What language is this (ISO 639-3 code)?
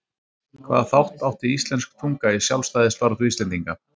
isl